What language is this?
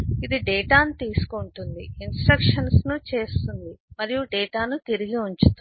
Telugu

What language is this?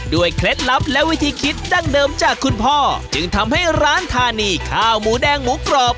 Thai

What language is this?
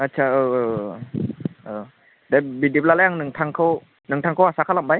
Bodo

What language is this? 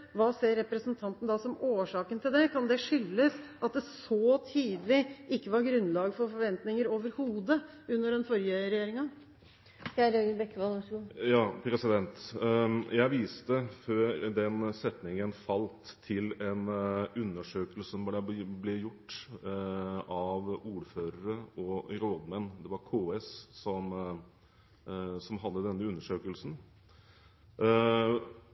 Norwegian Bokmål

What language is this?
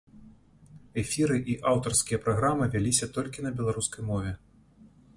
Belarusian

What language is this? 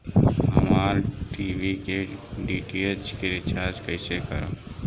Bhojpuri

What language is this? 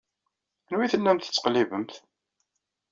Kabyle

